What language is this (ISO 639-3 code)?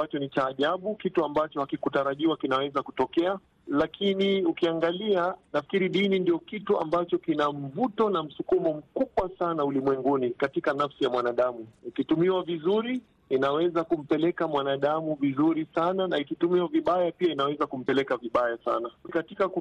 swa